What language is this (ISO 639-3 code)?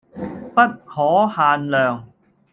yue